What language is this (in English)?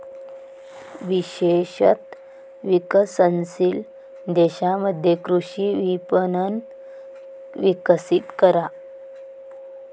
Marathi